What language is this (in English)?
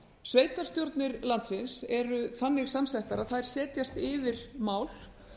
Icelandic